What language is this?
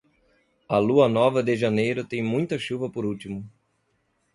Portuguese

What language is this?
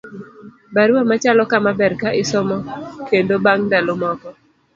Luo (Kenya and Tanzania)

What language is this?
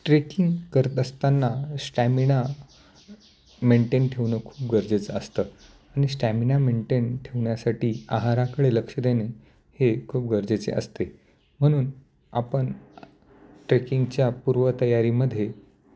Marathi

